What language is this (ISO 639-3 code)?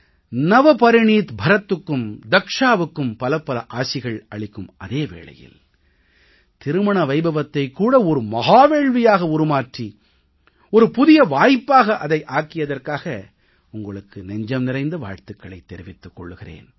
tam